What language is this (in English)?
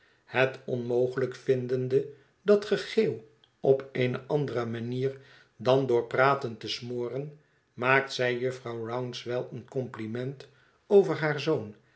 Dutch